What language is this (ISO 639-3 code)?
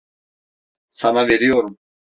tur